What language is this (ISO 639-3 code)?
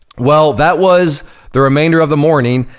eng